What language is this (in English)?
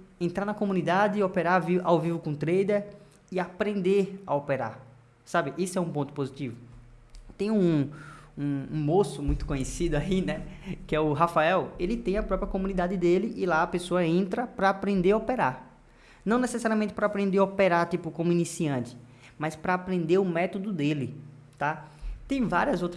Portuguese